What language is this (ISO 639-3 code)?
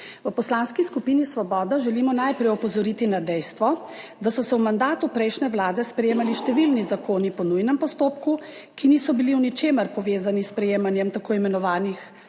slv